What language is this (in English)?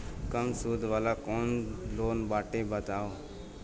Bhojpuri